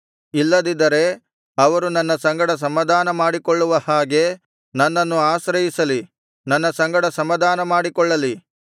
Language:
Kannada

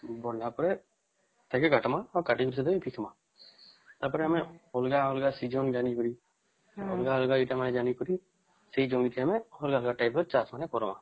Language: Odia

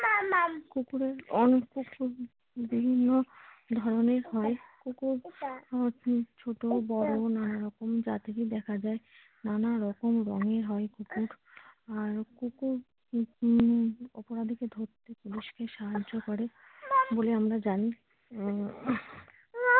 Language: Bangla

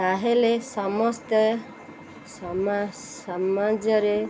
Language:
Odia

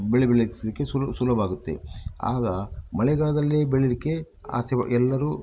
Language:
Kannada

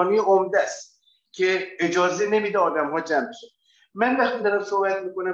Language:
Persian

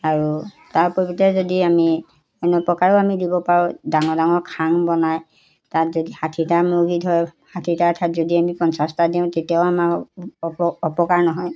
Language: Assamese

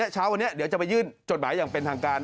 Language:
Thai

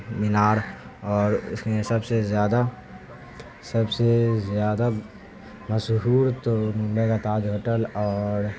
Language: Urdu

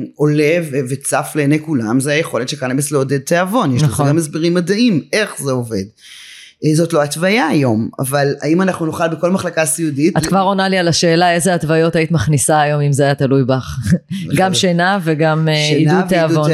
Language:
Hebrew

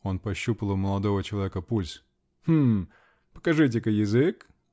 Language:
Russian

